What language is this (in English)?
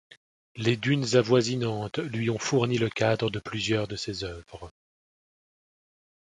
French